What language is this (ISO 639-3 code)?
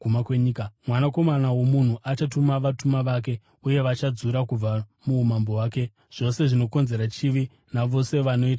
sna